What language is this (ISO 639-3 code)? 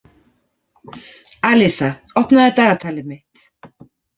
isl